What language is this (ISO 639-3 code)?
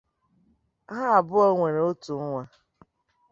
ibo